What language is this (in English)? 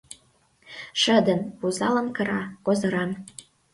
Mari